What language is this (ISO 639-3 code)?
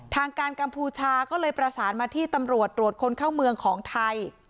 tha